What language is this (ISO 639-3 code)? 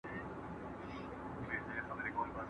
pus